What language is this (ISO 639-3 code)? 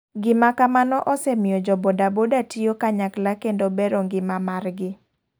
luo